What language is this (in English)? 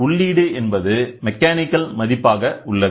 Tamil